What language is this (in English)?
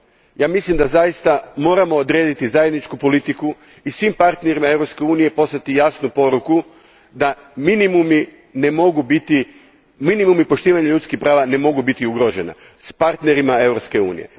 Croatian